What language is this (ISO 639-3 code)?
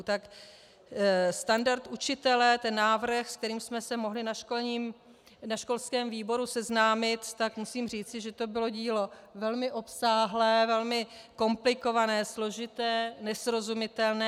ces